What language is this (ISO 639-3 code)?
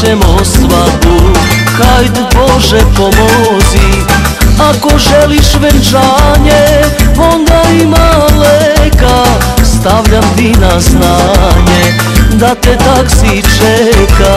ron